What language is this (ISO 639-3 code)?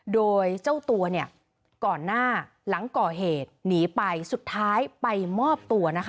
tha